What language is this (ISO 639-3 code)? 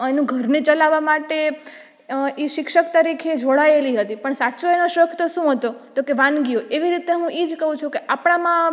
guj